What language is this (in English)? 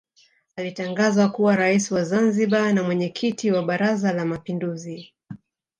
Swahili